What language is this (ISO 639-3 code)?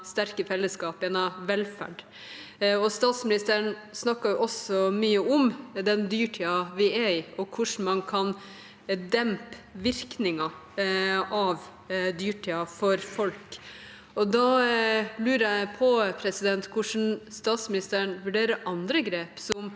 nor